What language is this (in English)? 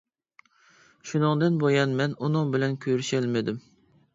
Uyghur